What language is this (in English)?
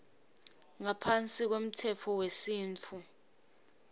Swati